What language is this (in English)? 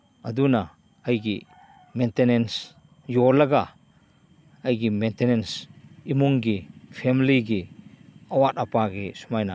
Manipuri